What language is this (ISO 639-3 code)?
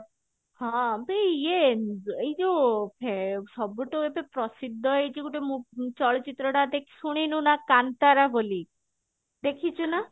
ori